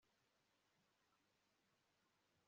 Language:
Kinyarwanda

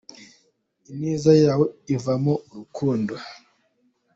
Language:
Kinyarwanda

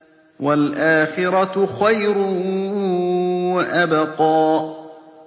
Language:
Arabic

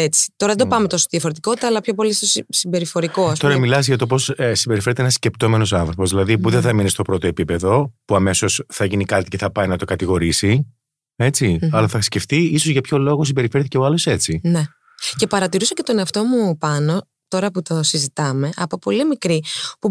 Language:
Greek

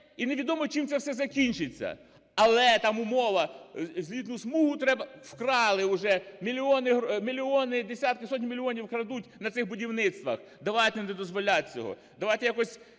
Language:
Ukrainian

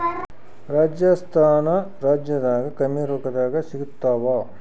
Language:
Kannada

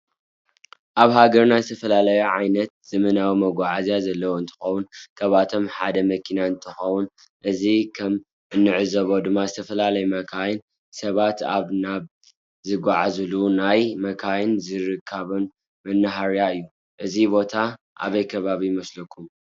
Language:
Tigrinya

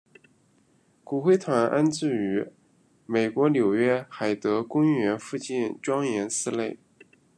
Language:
Chinese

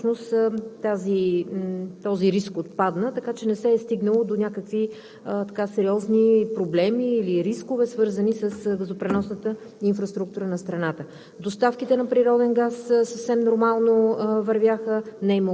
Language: Bulgarian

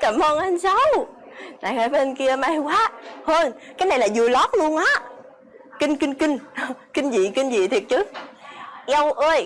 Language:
Vietnamese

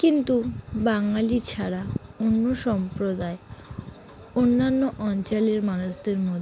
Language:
Bangla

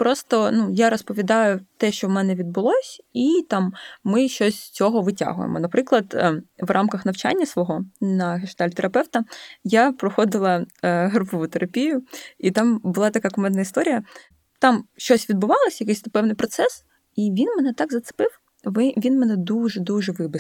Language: Ukrainian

